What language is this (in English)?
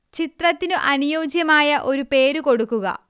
Malayalam